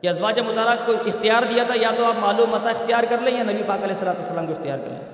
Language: Urdu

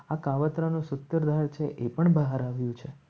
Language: Gujarati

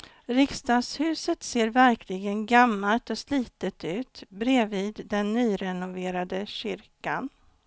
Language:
Swedish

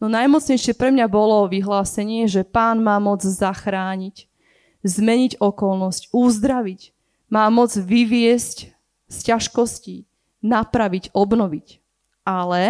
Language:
Slovak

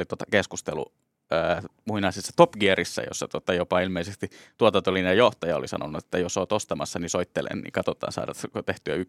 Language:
Finnish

